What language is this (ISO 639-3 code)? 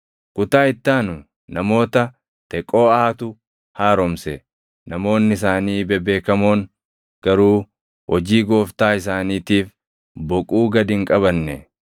orm